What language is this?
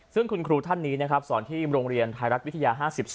Thai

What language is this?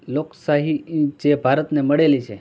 Gujarati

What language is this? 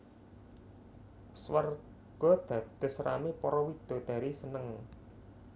Javanese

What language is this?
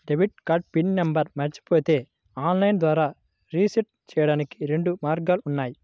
Telugu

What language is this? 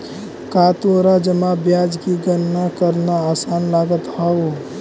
Magahi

